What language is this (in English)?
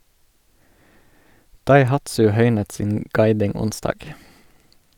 Norwegian